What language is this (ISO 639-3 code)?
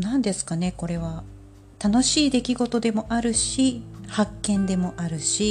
jpn